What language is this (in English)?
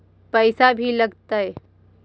Magahi